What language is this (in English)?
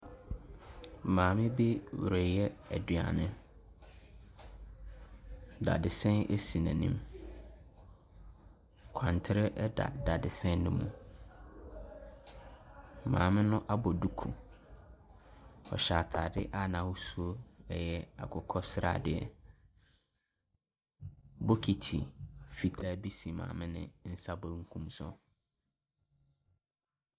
Akan